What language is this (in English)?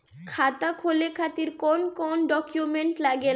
Bhojpuri